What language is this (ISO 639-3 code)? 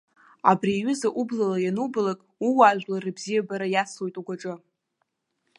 abk